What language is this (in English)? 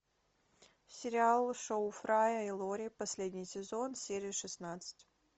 Russian